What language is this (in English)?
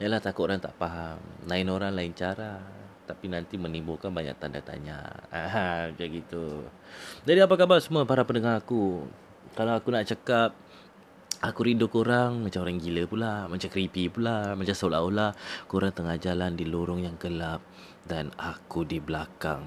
Malay